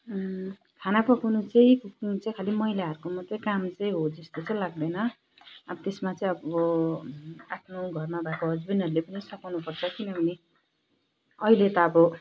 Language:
Nepali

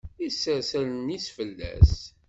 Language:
Kabyle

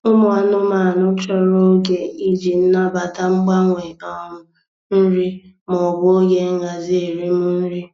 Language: Igbo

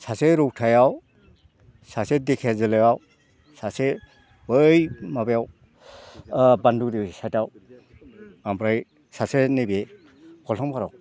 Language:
Bodo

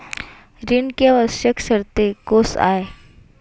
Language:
Chhattisgarhi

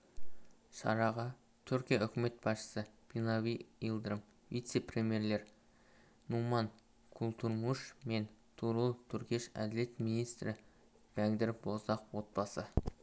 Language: Kazakh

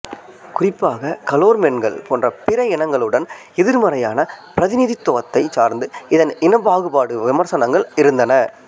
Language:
Tamil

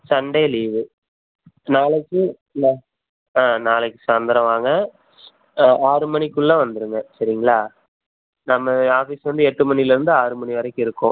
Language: Tamil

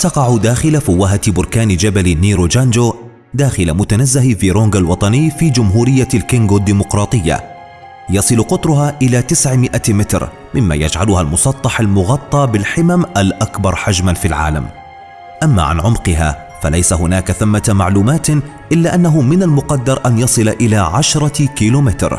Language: Arabic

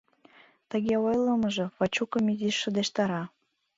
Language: Mari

